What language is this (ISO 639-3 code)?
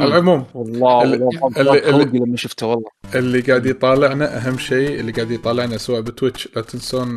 ara